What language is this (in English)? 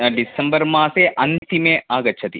Sanskrit